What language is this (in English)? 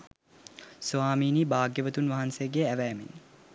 Sinhala